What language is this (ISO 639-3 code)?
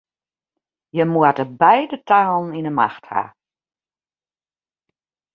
fry